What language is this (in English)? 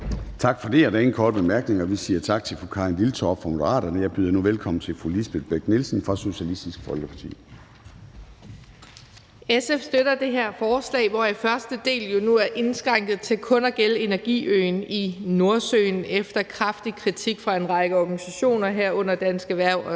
Danish